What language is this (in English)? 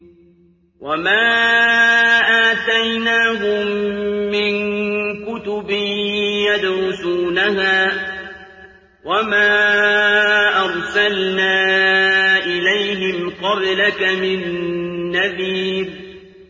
Arabic